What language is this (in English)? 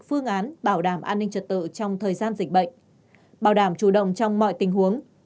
Vietnamese